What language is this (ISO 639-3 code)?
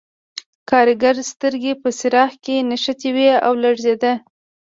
pus